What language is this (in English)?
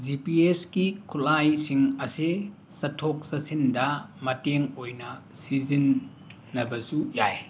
Manipuri